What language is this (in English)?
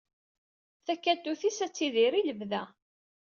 Kabyle